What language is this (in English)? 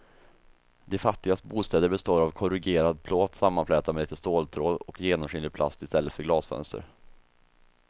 Swedish